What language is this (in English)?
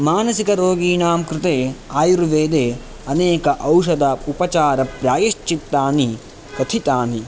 Sanskrit